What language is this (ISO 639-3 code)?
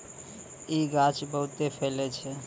mai